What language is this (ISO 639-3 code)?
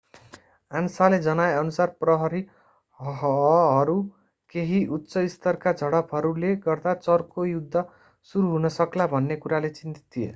nep